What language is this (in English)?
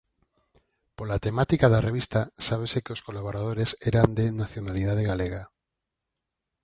Galician